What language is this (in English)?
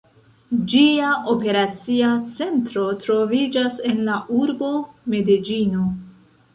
Esperanto